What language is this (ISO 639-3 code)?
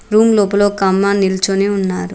tel